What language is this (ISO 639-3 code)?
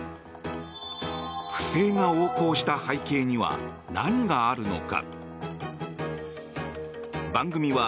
jpn